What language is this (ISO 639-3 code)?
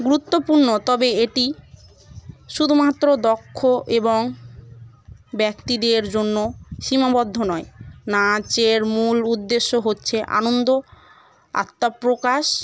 ben